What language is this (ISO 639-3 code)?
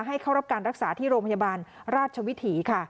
tha